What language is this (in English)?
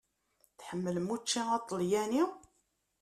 Kabyle